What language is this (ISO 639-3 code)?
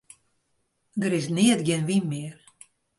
fry